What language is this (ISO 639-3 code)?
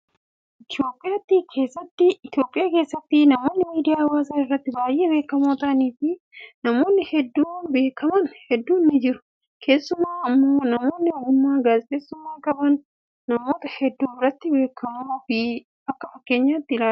orm